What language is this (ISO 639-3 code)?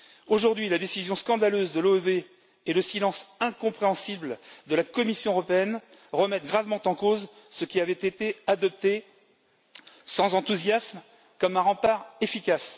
fra